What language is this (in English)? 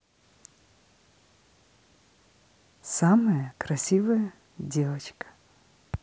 Russian